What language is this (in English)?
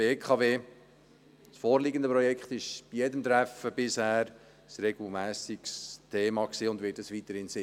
Swiss German